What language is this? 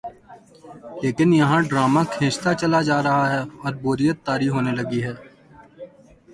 Urdu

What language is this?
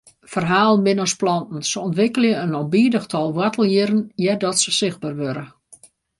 Western Frisian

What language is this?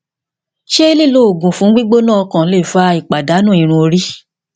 Yoruba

